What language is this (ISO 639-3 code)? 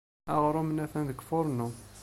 kab